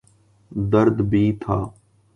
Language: Urdu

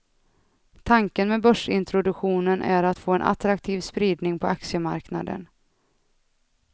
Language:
Swedish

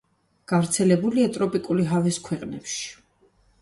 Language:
Georgian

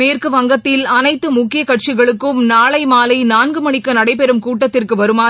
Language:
Tamil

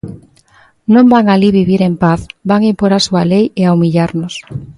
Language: Galician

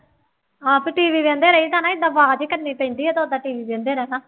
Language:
Punjabi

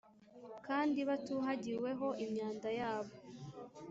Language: Kinyarwanda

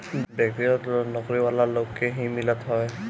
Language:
Bhojpuri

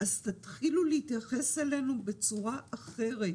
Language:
Hebrew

